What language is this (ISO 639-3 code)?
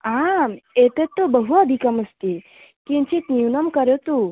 san